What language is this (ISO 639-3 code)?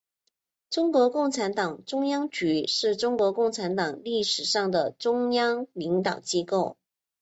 zho